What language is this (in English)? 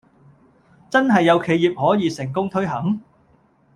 Cantonese